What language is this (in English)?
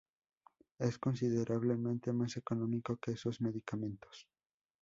Spanish